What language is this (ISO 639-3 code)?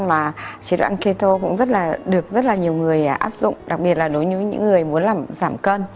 vie